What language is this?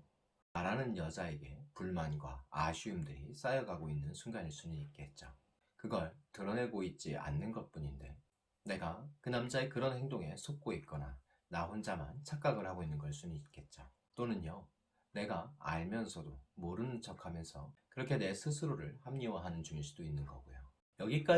Korean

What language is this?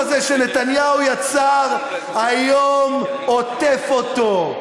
Hebrew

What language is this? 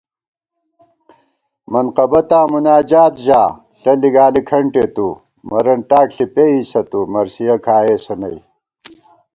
Gawar-Bati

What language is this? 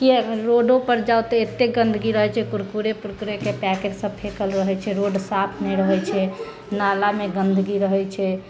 Maithili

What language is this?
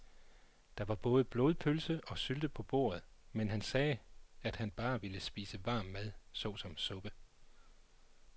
Danish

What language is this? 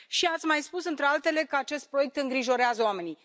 Romanian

